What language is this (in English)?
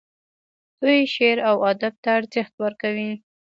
Pashto